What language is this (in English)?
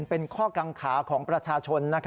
Thai